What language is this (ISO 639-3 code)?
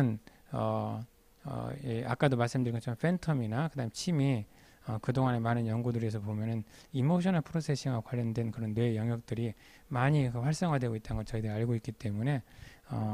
kor